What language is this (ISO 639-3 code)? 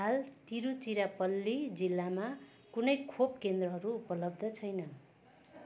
nep